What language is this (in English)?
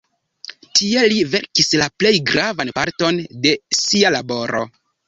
Esperanto